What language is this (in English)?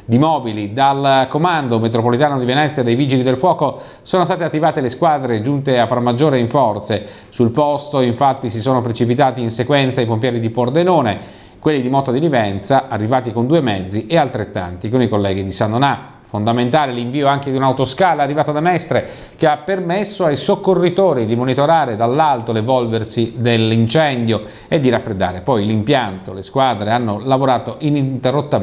Italian